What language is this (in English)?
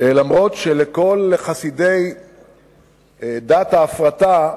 Hebrew